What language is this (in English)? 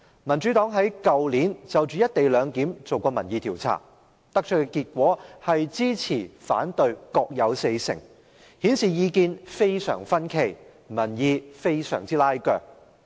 Cantonese